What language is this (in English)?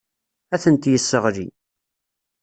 Kabyle